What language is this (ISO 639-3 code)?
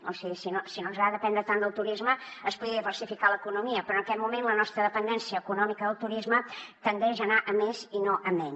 cat